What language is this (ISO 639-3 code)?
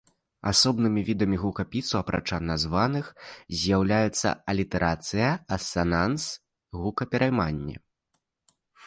bel